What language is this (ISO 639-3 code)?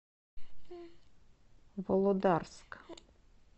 rus